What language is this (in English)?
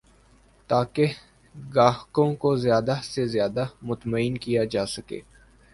Urdu